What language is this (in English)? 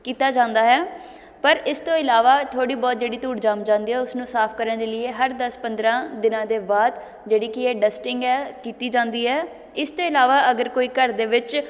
Punjabi